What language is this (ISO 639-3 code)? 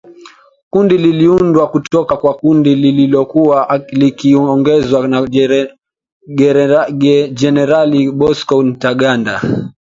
swa